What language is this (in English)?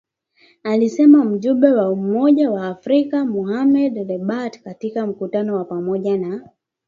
Swahili